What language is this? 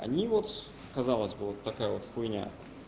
Russian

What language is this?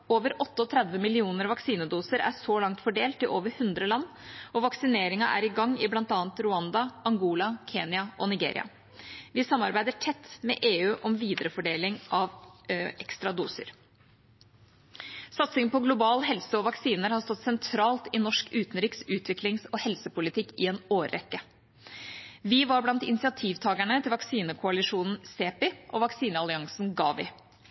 Norwegian Bokmål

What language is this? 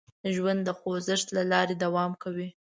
Pashto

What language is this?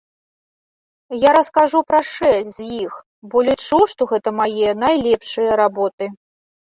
Belarusian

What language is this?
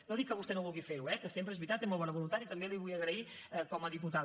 Catalan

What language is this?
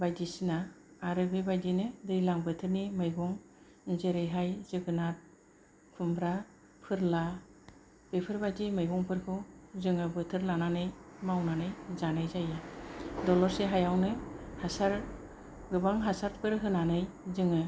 Bodo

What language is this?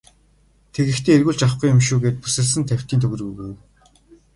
Mongolian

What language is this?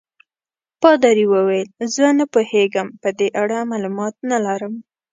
Pashto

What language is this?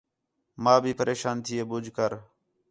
Khetrani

